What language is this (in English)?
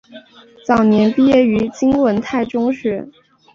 Chinese